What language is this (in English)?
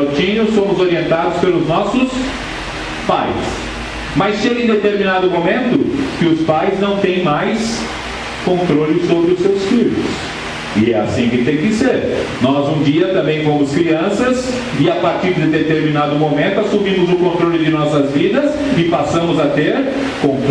Portuguese